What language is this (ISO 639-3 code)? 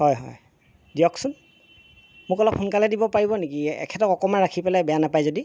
asm